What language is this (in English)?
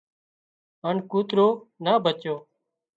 Wadiyara Koli